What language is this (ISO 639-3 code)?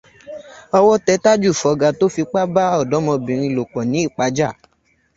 yor